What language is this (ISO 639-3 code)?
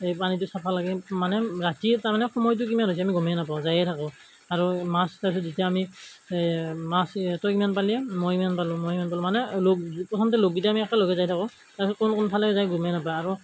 asm